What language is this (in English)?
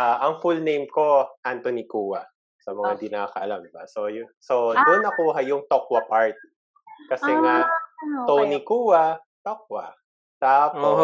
Filipino